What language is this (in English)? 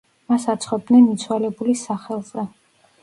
Georgian